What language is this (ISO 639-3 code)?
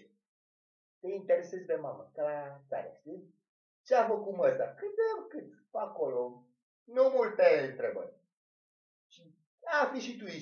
ron